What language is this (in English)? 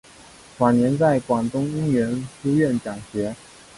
Chinese